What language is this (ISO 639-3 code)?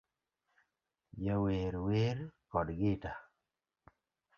luo